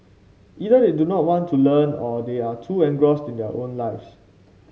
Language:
English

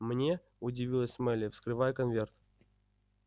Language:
Russian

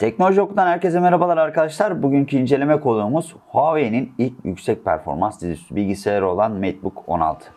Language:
Turkish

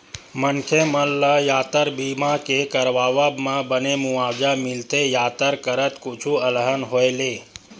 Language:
Chhattisgarhi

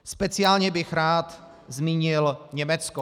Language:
Czech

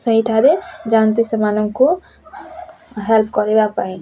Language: Odia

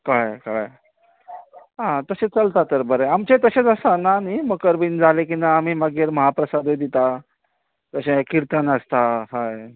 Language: Konkani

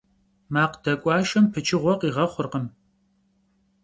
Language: Kabardian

